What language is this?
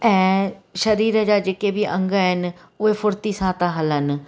Sindhi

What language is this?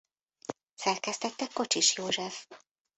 Hungarian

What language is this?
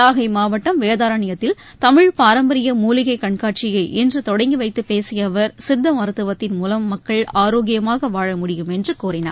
Tamil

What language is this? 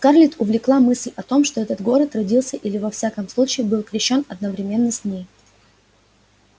Russian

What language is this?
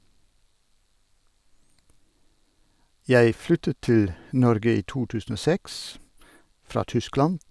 Norwegian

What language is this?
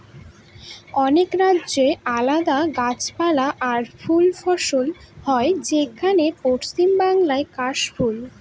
Bangla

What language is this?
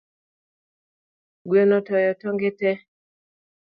Luo (Kenya and Tanzania)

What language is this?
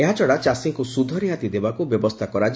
Odia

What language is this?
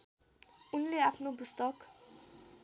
Nepali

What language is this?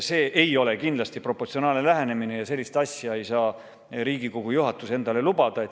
Estonian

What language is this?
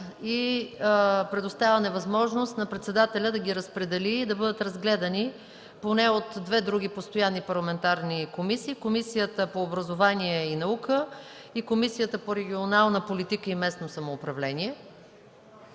Bulgarian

